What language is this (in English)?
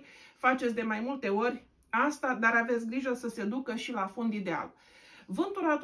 Romanian